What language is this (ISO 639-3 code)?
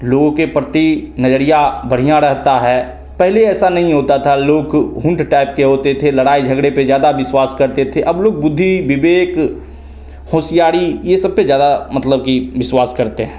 hin